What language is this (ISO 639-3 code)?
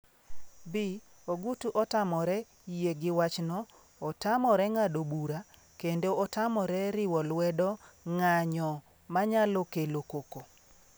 luo